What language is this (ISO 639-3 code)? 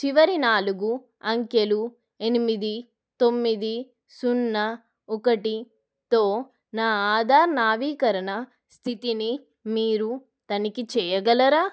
tel